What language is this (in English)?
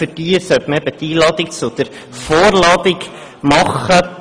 Swiss German